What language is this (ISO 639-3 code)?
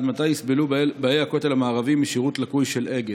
heb